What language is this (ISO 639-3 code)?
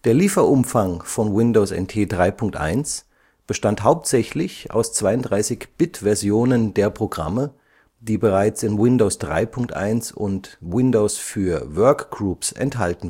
deu